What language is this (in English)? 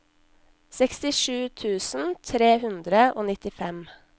Norwegian